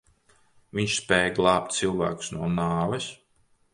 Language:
Latvian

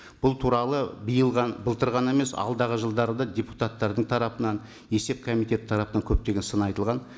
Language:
Kazakh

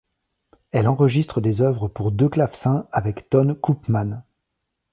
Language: French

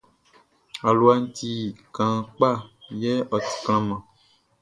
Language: Baoulé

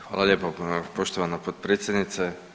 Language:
Croatian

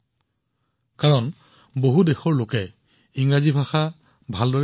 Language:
Assamese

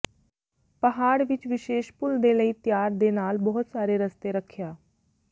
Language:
Punjabi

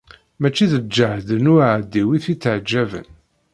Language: Kabyle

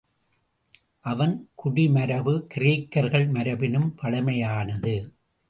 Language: Tamil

